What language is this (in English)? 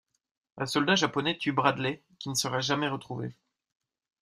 French